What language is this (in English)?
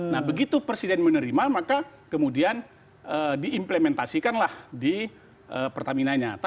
Indonesian